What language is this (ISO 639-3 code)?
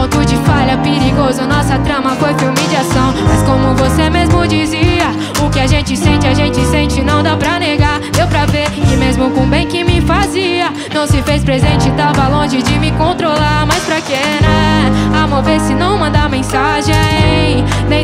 ron